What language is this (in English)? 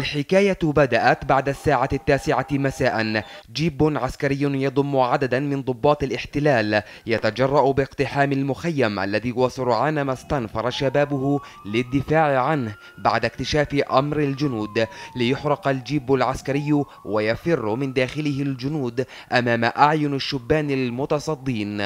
Arabic